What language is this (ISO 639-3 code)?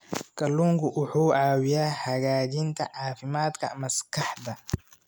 som